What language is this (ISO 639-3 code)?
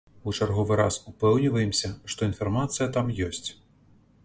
bel